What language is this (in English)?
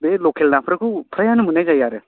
Bodo